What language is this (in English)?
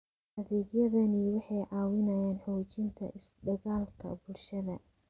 Somali